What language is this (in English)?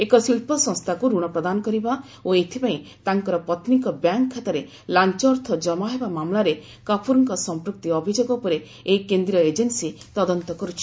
Odia